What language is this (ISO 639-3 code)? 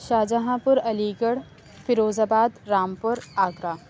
urd